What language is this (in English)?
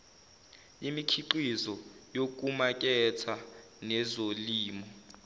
Zulu